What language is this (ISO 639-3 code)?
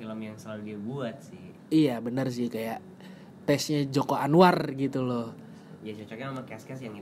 ind